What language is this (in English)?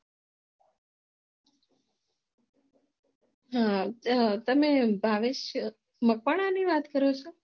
Gujarati